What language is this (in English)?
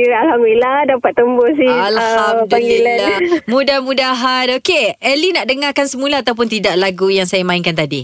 Malay